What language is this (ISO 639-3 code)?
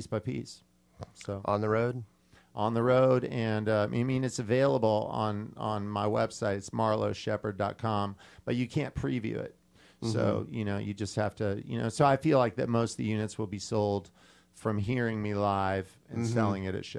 eng